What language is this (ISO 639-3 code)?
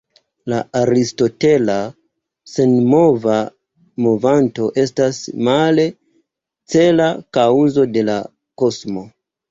epo